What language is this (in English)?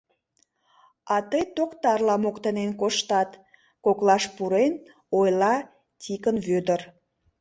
Mari